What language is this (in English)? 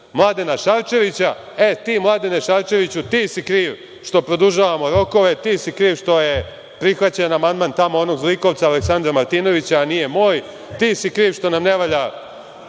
Serbian